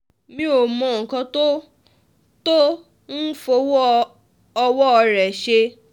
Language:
Yoruba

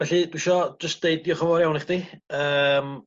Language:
Welsh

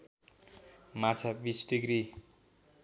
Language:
Nepali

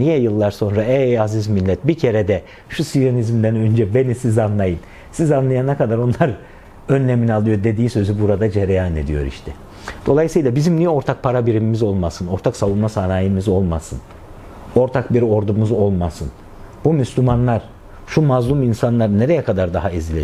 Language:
Turkish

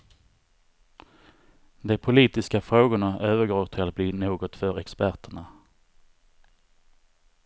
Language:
Swedish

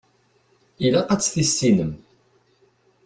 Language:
Kabyle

